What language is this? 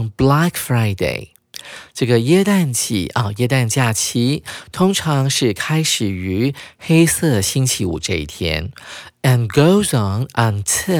Chinese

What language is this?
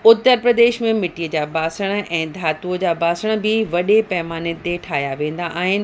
Sindhi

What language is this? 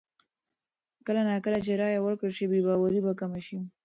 Pashto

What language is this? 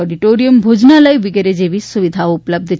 Gujarati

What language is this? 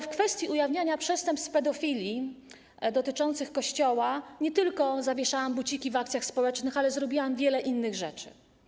Polish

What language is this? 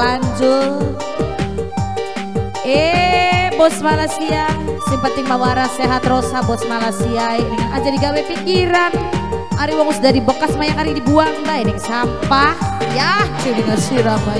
Indonesian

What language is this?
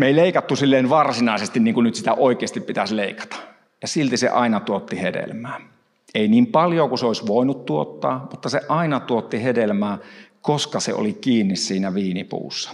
Finnish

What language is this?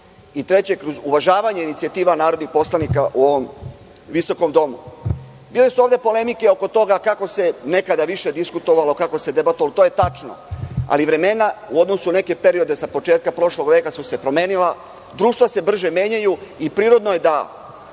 Serbian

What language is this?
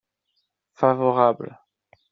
French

